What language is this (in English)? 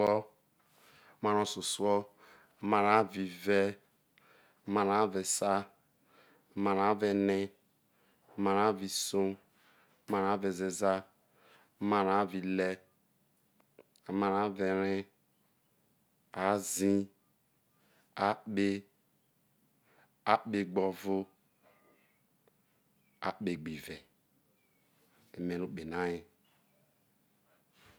Isoko